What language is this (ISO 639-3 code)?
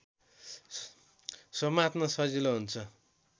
nep